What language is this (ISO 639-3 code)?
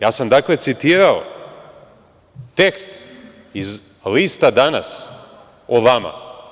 srp